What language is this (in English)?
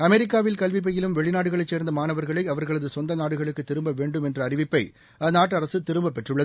Tamil